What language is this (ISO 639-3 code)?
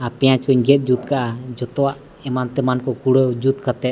sat